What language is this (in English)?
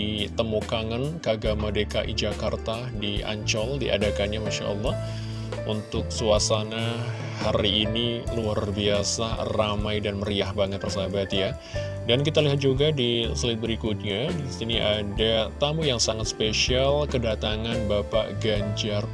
Indonesian